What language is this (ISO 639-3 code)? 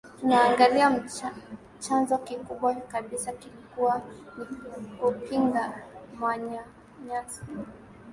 swa